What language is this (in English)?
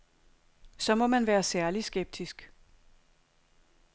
Danish